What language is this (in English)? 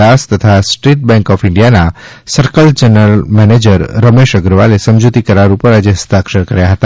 Gujarati